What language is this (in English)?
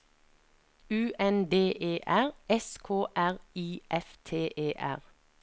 Norwegian